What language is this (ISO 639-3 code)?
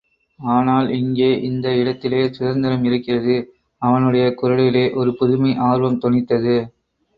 tam